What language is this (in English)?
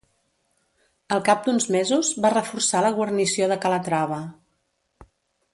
Catalan